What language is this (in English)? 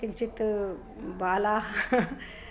Sanskrit